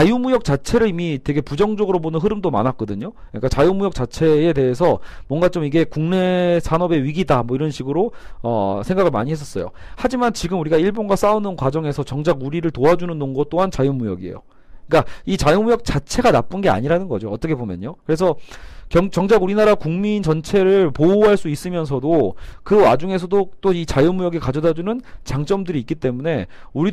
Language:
Korean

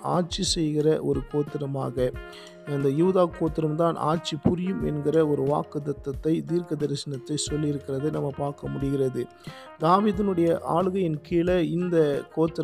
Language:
Tamil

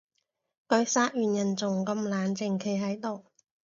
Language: Cantonese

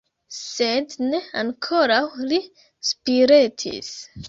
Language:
Esperanto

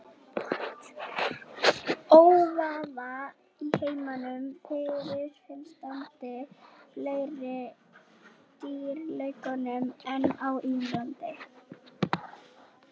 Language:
Icelandic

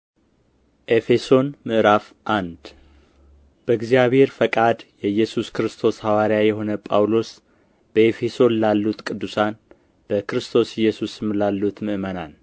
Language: Amharic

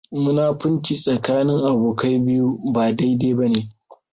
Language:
Hausa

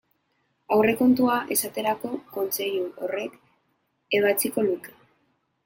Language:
Basque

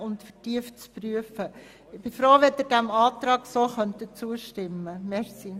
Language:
Swiss German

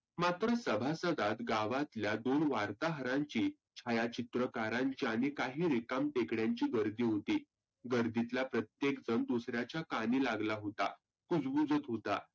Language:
Marathi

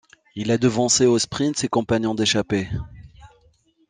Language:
French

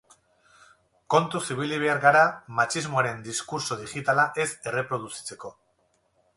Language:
Basque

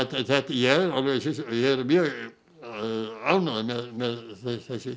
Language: Icelandic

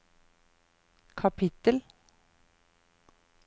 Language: Norwegian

